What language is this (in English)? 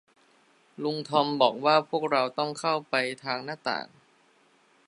Thai